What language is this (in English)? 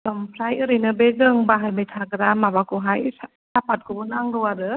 Bodo